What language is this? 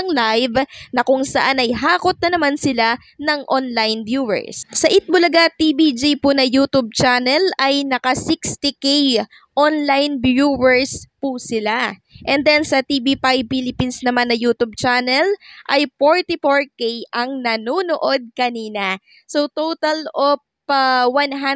Filipino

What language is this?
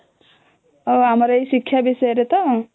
Odia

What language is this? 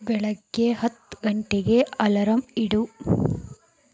Kannada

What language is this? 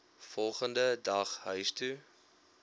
Afrikaans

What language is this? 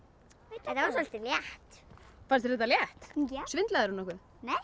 Icelandic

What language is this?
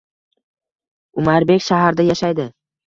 Uzbek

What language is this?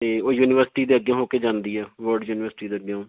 Punjabi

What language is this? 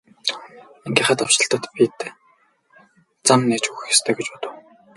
Mongolian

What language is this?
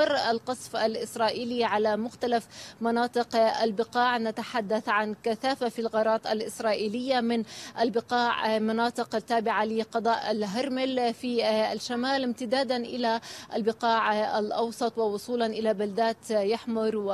Arabic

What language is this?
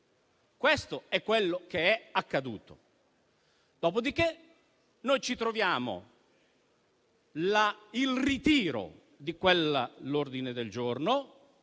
Italian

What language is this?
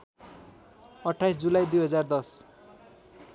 Nepali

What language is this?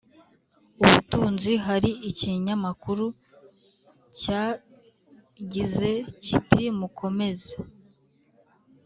Kinyarwanda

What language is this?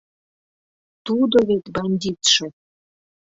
Mari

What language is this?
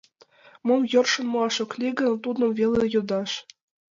Mari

